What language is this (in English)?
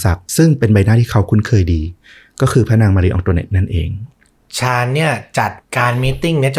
Thai